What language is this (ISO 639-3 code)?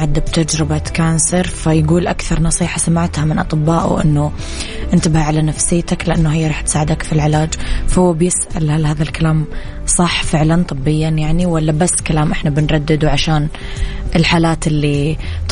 ara